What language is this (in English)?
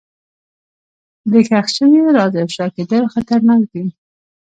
Pashto